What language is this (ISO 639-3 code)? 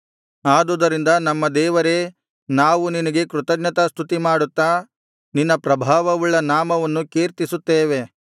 kan